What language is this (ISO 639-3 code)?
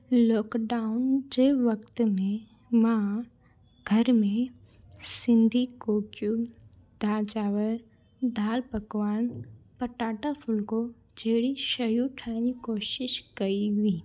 snd